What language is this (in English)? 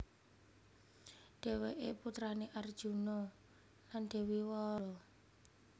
Javanese